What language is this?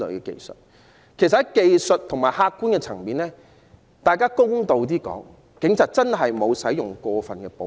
Cantonese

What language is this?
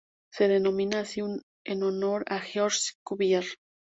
Spanish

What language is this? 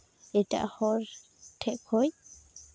Santali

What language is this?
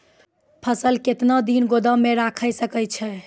Maithili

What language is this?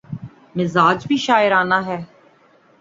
Urdu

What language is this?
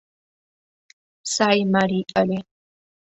Mari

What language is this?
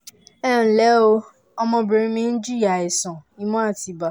Yoruba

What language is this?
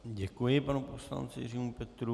Czech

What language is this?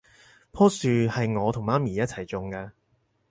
Cantonese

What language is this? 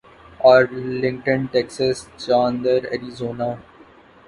Urdu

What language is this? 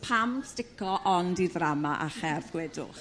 Welsh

